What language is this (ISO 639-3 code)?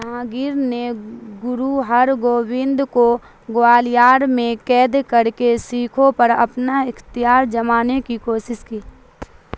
urd